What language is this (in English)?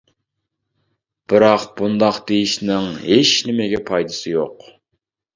Uyghur